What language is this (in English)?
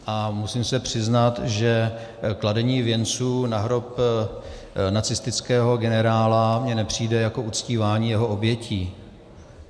Czech